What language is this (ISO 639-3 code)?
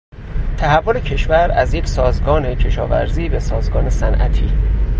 fas